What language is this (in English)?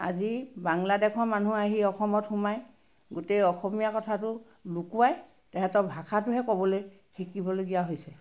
Assamese